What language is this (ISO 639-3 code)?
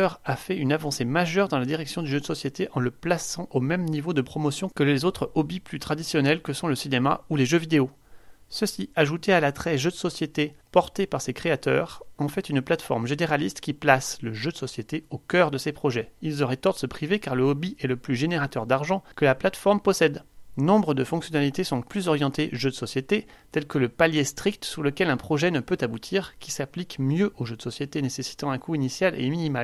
fra